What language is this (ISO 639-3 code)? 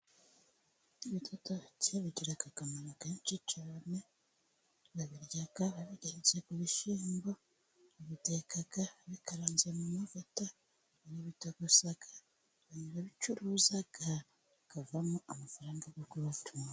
kin